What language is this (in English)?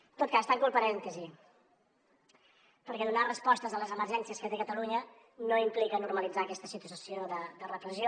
Catalan